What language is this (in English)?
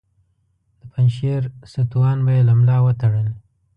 Pashto